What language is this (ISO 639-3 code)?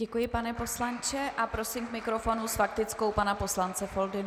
ces